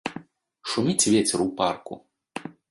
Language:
Belarusian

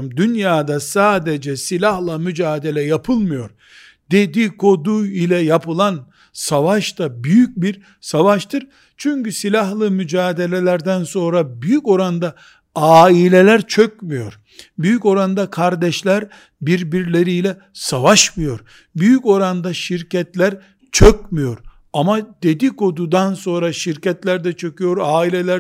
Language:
Turkish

